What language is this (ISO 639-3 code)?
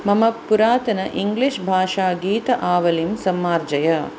san